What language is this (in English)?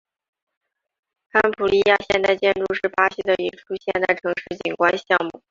Chinese